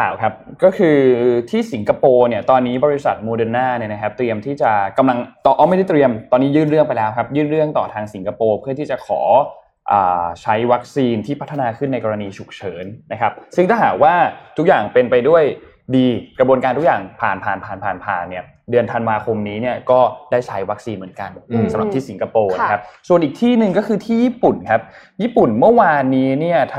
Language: Thai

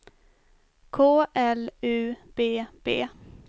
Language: Swedish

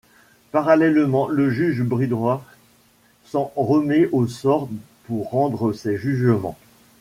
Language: French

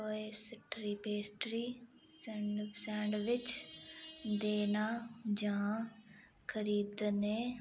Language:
Dogri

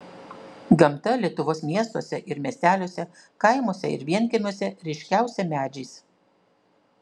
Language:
Lithuanian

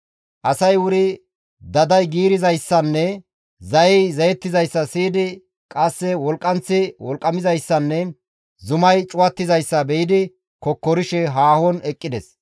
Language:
Gamo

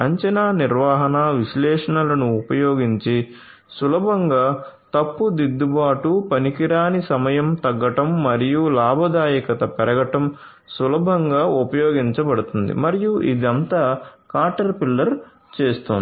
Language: Telugu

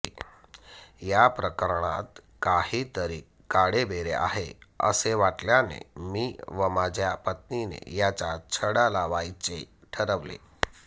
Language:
Marathi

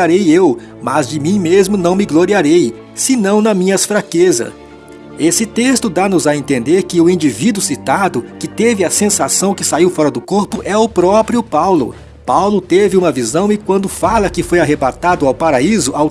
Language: Portuguese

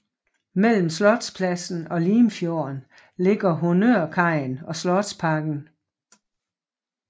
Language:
Danish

